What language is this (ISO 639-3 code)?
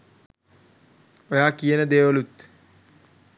sin